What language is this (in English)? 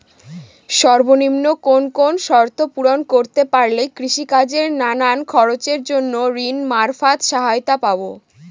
Bangla